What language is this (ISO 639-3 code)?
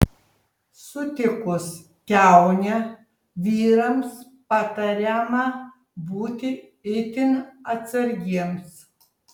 lit